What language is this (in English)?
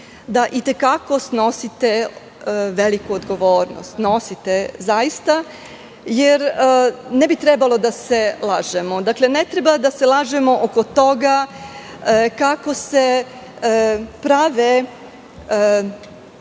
Serbian